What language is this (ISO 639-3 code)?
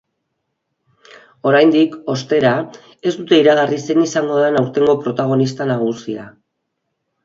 eus